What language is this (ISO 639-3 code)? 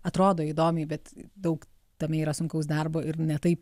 lit